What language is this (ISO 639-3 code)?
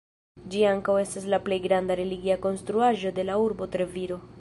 epo